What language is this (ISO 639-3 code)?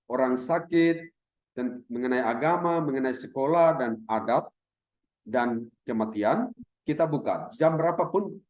ind